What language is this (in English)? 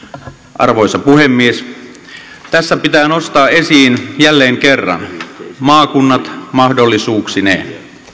Finnish